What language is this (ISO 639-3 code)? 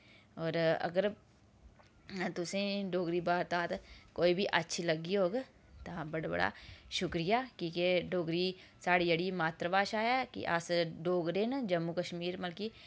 doi